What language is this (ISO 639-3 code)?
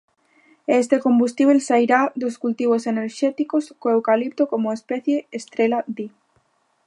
glg